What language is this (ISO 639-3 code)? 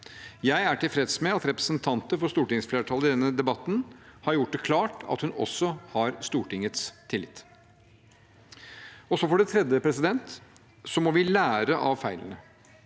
nor